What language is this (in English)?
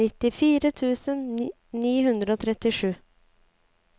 Norwegian